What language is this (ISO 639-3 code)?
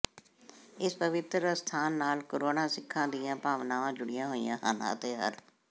pan